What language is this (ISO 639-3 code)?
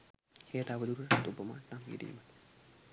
sin